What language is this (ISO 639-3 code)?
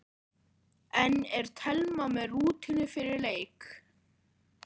isl